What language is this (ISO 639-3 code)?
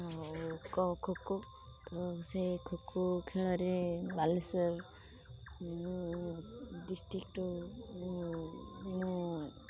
ori